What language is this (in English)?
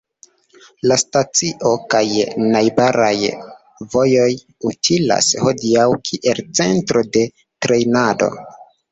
Esperanto